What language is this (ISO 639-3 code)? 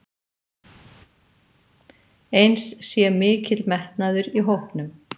isl